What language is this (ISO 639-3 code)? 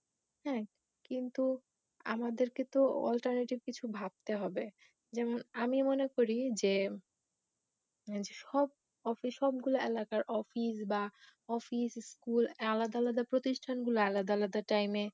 ben